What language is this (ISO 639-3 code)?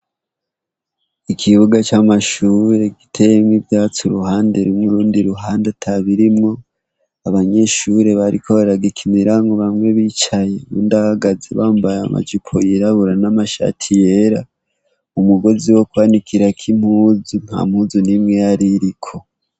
run